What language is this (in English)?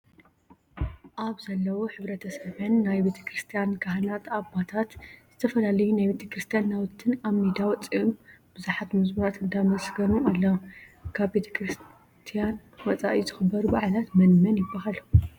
Tigrinya